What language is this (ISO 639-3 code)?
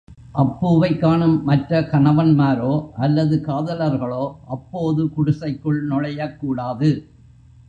tam